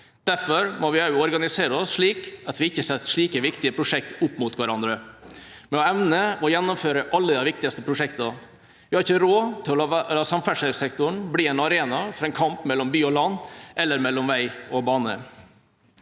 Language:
Norwegian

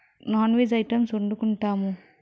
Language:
Telugu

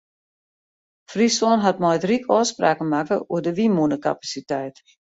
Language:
Western Frisian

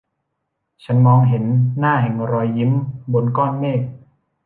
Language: Thai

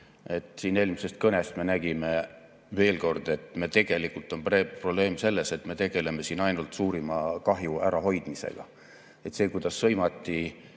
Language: Estonian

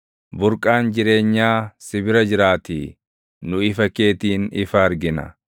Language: Oromo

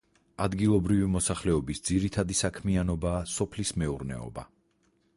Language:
Georgian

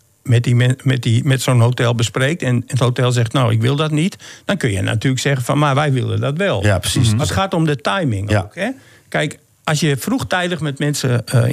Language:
Dutch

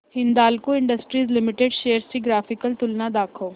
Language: Marathi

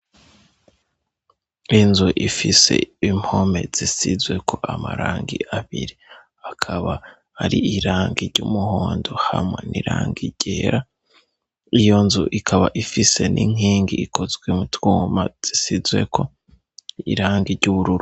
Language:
Rundi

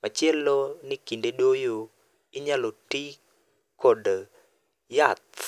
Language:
Luo (Kenya and Tanzania)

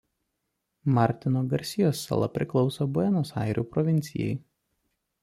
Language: Lithuanian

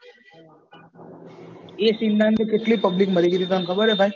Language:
Gujarati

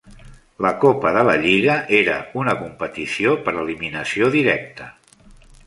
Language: Catalan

